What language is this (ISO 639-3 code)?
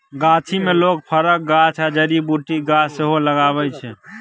mai